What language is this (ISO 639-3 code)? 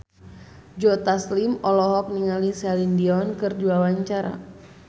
sun